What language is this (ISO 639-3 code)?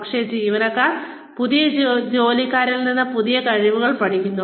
mal